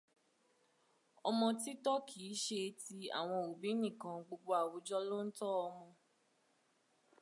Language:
Yoruba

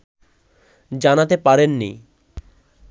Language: Bangla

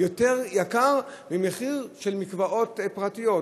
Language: Hebrew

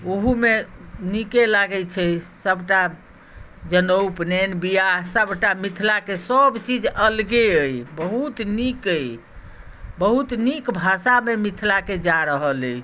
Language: Maithili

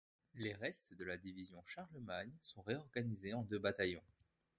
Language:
French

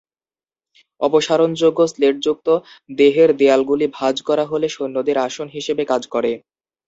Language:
Bangla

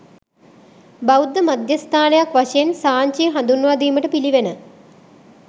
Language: Sinhala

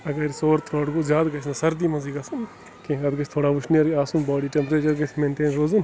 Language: Kashmiri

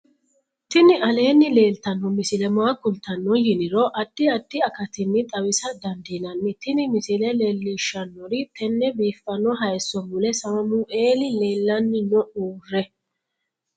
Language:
Sidamo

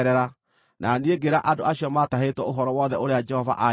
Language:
Kikuyu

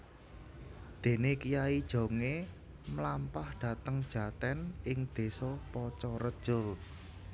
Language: Javanese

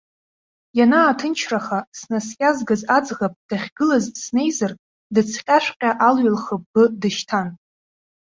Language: Abkhazian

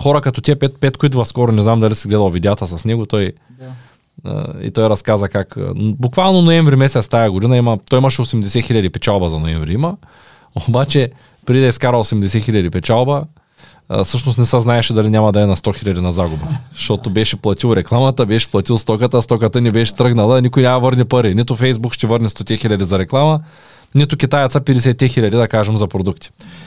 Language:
Bulgarian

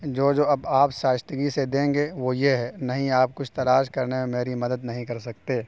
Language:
Urdu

